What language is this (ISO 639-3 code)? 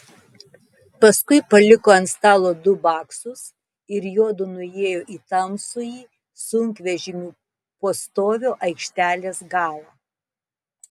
lit